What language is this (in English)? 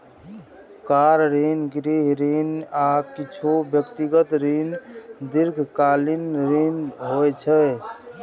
Maithili